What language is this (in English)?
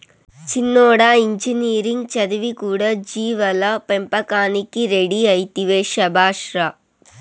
Telugu